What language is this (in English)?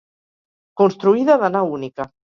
Catalan